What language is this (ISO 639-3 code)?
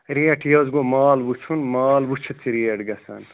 kas